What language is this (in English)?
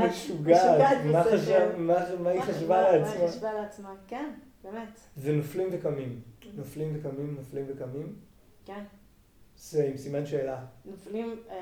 Hebrew